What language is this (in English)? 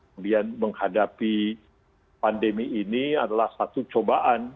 Indonesian